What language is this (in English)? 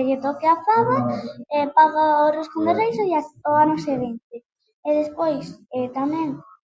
Galician